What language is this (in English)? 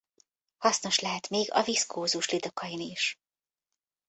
Hungarian